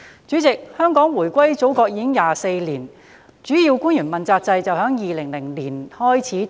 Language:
Cantonese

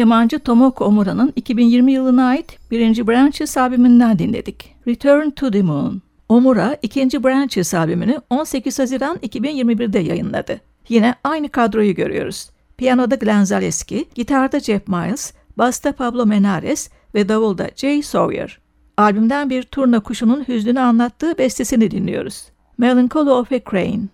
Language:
Turkish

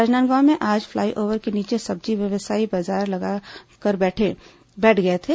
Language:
Hindi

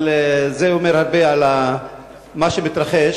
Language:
Hebrew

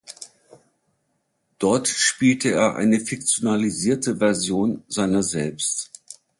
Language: German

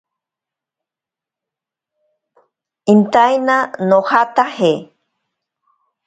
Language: Ashéninka Perené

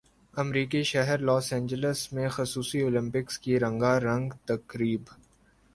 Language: Urdu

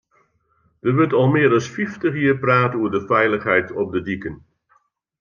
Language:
Western Frisian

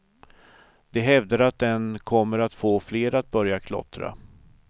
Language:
Swedish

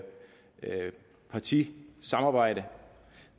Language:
Danish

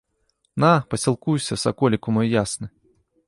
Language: Belarusian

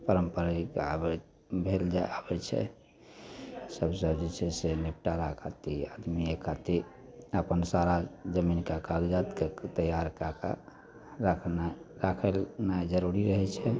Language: Maithili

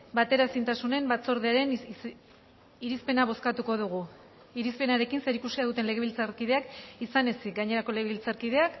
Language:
Basque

